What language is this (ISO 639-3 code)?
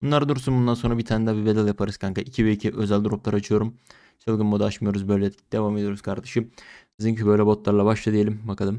tur